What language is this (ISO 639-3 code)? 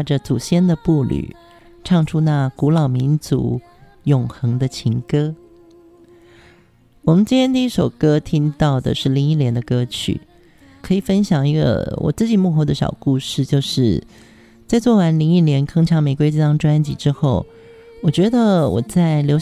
zho